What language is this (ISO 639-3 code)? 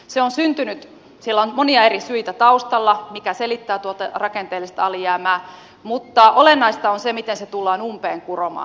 fin